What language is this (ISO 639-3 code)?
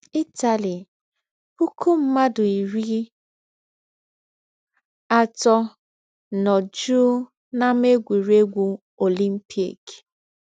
ibo